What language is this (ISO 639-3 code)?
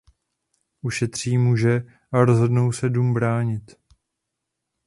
ces